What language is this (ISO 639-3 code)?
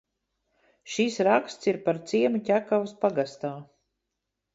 lav